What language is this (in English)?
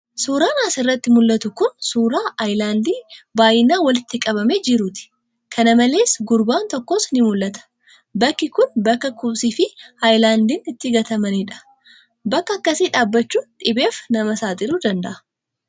Oromo